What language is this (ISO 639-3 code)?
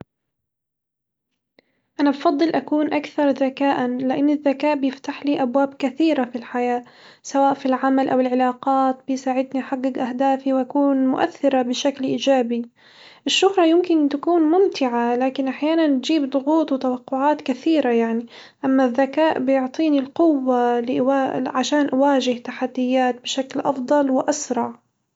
acw